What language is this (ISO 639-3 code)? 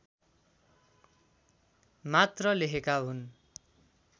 nep